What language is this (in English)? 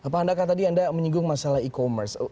Indonesian